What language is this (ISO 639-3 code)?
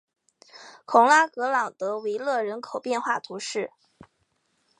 zho